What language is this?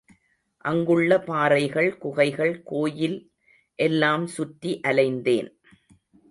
Tamil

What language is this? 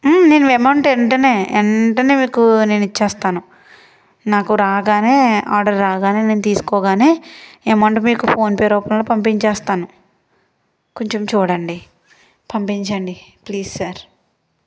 Telugu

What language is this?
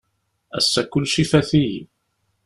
Kabyle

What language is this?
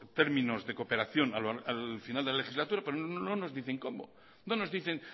Spanish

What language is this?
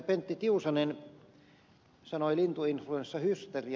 Finnish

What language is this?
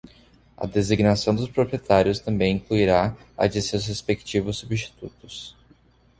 Portuguese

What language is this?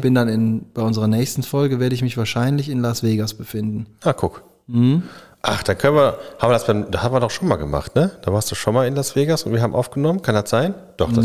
German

